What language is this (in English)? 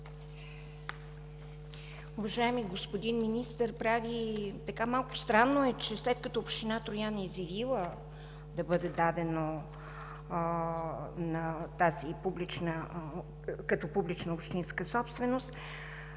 Bulgarian